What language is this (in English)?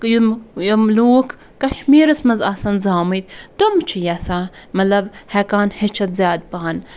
Kashmiri